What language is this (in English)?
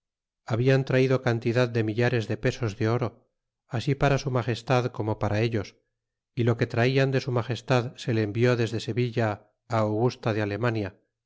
Spanish